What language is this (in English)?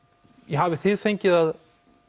Icelandic